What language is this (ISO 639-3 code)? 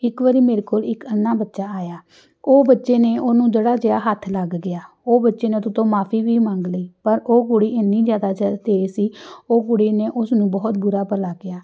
pan